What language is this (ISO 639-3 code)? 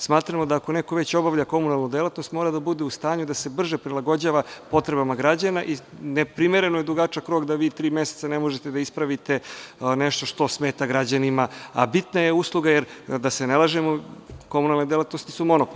srp